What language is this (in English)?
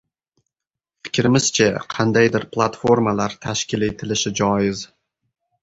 Uzbek